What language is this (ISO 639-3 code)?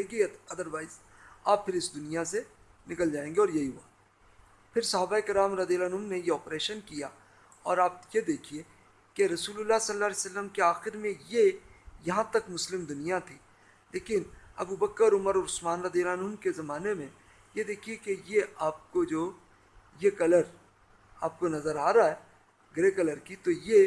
urd